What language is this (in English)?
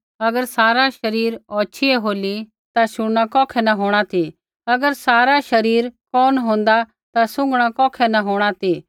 Kullu Pahari